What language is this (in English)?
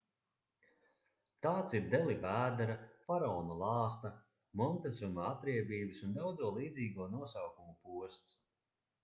Latvian